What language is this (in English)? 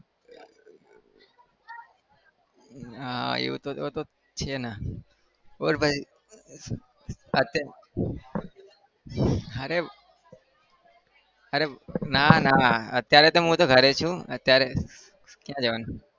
Gujarati